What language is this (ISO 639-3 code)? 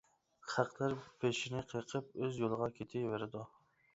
uig